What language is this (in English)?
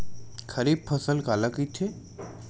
Chhattisgarhi